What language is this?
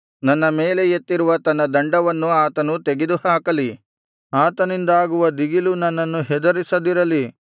Kannada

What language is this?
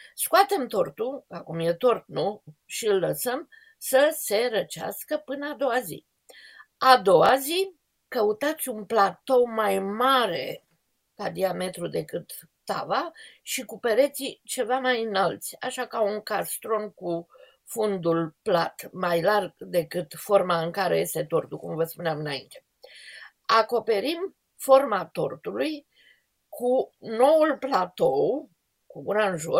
Romanian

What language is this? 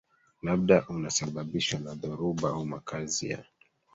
Swahili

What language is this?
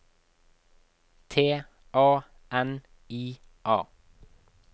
Norwegian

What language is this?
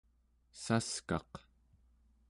Central Yupik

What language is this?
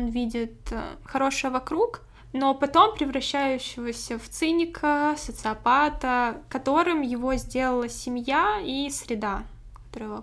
Russian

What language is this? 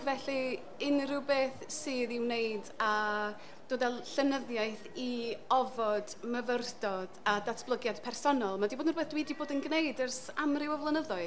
Welsh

